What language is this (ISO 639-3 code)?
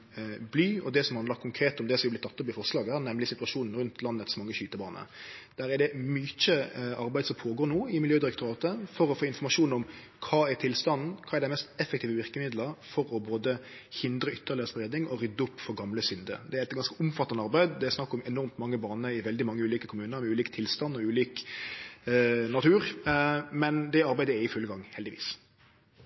nno